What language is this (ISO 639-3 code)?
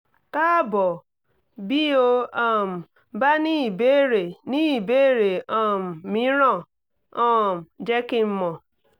yor